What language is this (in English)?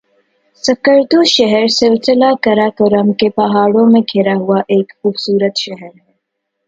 Urdu